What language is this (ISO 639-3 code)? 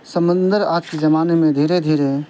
urd